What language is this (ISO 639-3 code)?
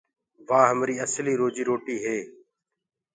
ggg